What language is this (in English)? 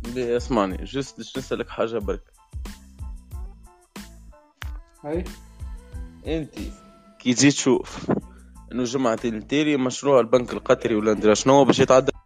Arabic